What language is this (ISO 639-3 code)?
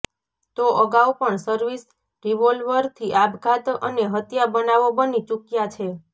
guj